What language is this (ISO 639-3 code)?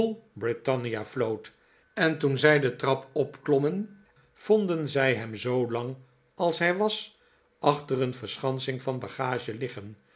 nld